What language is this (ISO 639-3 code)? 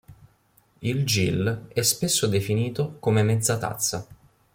ita